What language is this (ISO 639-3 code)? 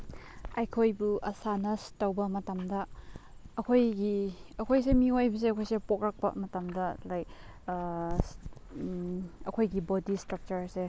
mni